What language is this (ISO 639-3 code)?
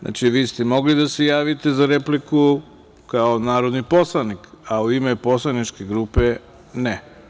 srp